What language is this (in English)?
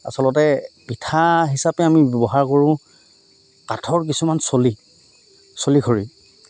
Assamese